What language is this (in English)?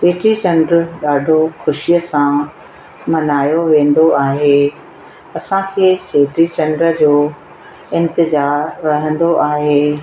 Sindhi